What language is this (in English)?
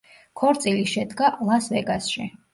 Georgian